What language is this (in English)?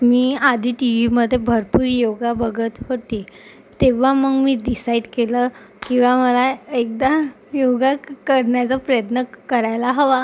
Marathi